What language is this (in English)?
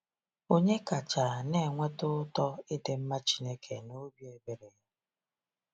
Igbo